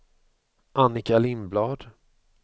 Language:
Swedish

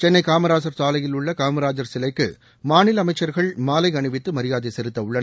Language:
Tamil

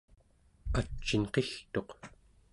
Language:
Central Yupik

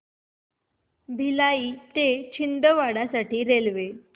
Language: Marathi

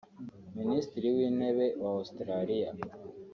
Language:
Kinyarwanda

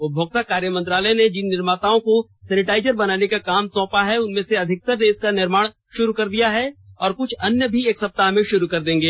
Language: Hindi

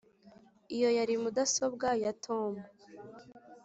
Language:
Kinyarwanda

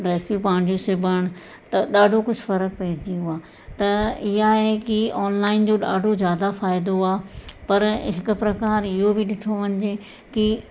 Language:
Sindhi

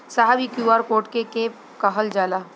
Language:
Bhojpuri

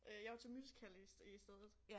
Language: Danish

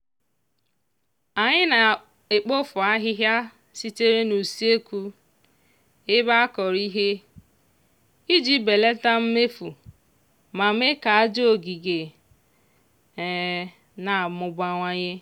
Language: Igbo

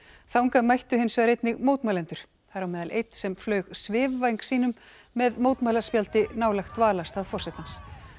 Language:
Icelandic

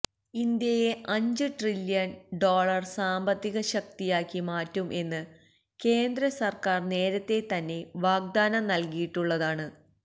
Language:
Malayalam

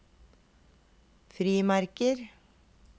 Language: Norwegian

